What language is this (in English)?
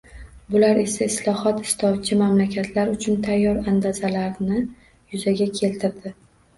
Uzbek